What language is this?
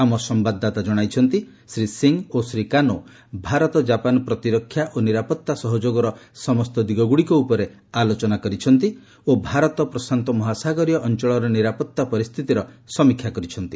Odia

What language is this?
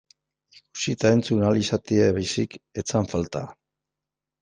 Basque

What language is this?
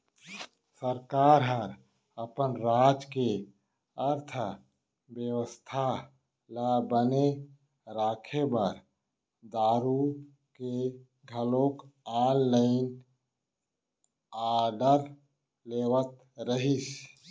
Chhattisgarhi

